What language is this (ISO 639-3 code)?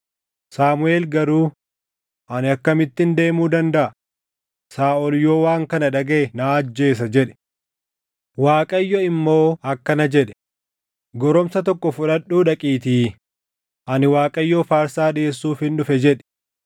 orm